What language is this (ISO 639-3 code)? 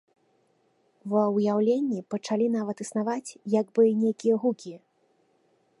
bel